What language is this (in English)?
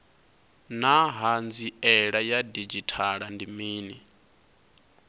Venda